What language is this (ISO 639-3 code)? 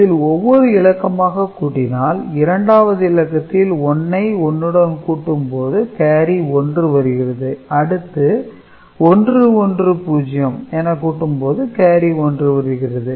tam